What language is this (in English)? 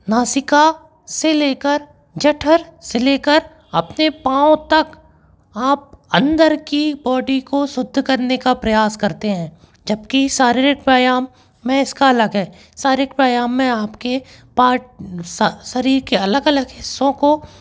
Hindi